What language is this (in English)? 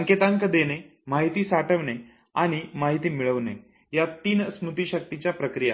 Marathi